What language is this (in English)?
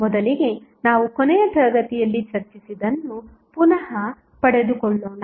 Kannada